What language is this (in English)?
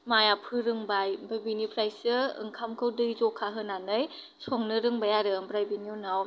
Bodo